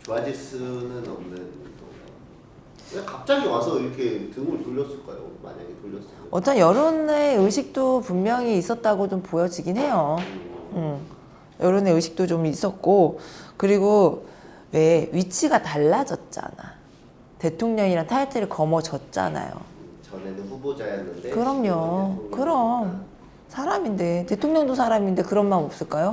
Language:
Korean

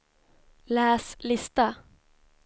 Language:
Swedish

